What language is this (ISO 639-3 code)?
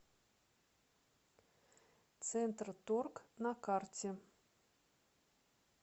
rus